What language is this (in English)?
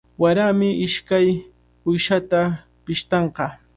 Cajatambo North Lima Quechua